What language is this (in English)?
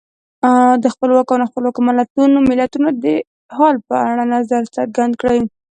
Pashto